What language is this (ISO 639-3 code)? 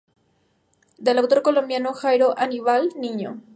spa